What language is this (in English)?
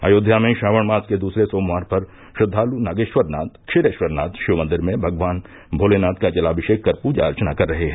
Hindi